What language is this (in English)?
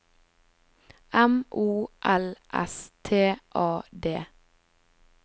Norwegian